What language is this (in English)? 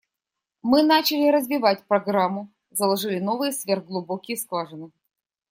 Russian